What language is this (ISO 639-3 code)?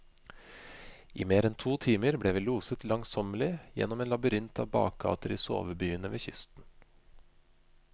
nor